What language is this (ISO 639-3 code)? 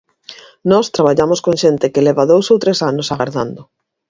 glg